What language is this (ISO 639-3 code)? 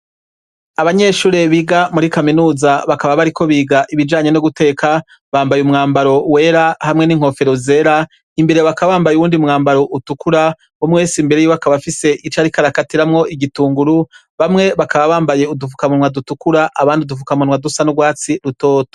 run